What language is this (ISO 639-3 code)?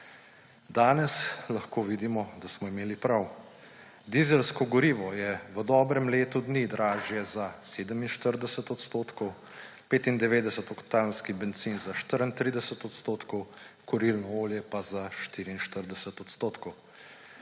slv